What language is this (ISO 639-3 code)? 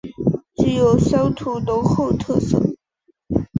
zho